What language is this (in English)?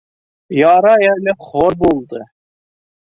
Bashkir